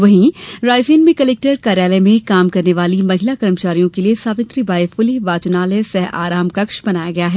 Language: Hindi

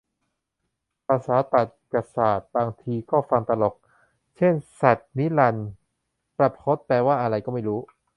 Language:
Thai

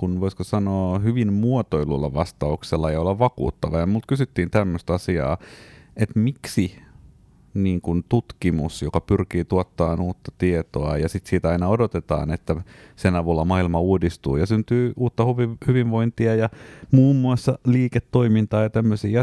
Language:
Finnish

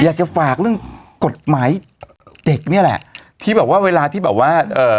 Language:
Thai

